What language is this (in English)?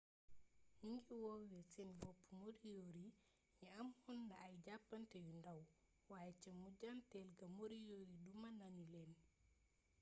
Wolof